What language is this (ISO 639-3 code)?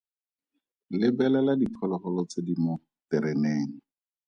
tsn